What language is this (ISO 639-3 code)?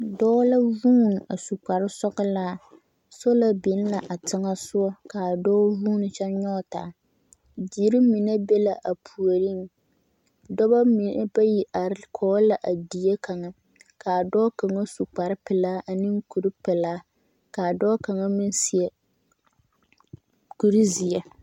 dga